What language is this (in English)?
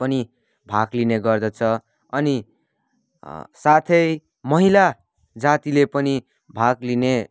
Nepali